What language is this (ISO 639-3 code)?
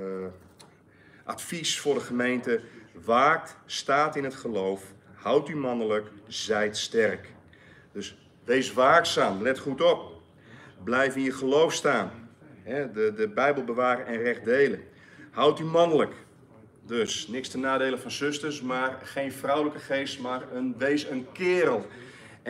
nld